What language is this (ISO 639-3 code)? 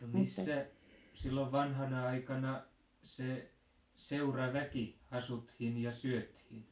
fin